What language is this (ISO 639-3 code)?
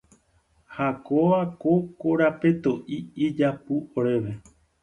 grn